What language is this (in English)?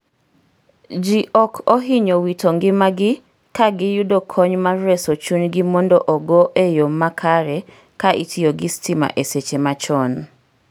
Luo (Kenya and Tanzania)